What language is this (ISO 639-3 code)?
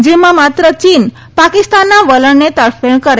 guj